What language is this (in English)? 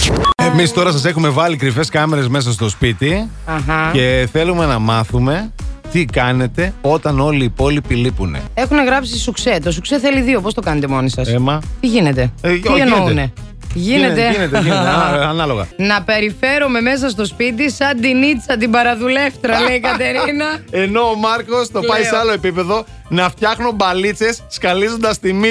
Greek